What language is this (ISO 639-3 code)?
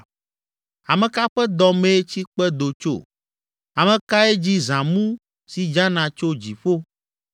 ewe